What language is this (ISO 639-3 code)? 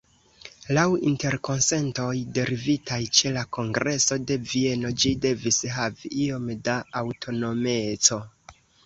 epo